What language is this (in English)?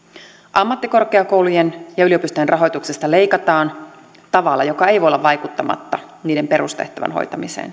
Finnish